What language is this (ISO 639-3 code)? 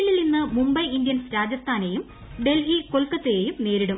mal